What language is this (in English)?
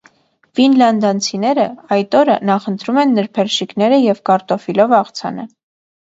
Armenian